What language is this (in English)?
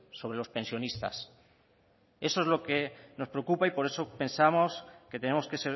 Spanish